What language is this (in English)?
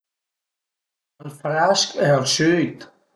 Piedmontese